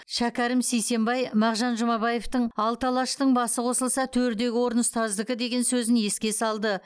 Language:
Kazakh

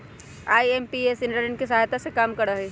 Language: Magahi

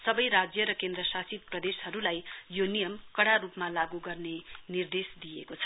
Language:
Nepali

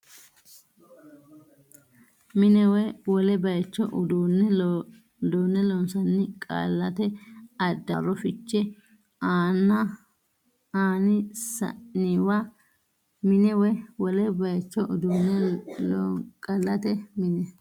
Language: Sidamo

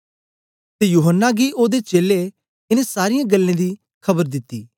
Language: Dogri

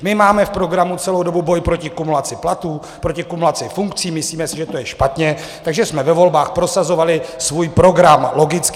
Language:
Czech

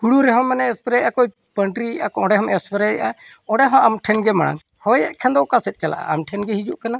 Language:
Santali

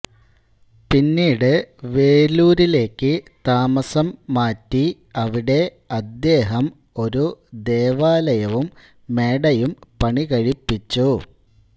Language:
Malayalam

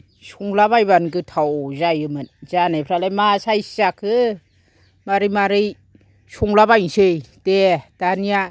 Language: Bodo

